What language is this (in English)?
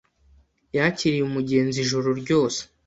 Kinyarwanda